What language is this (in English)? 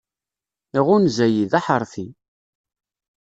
Kabyle